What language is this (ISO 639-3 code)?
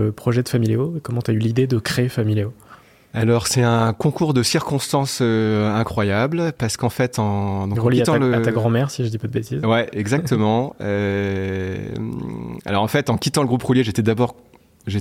fra